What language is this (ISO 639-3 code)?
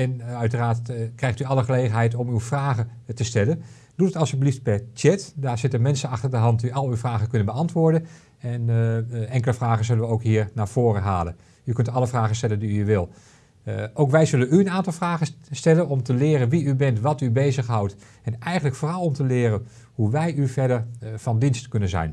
nld